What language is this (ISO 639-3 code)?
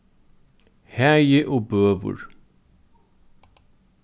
fao